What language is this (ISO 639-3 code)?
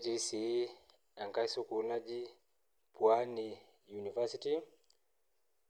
mas